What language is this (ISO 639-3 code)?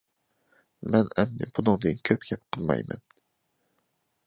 uig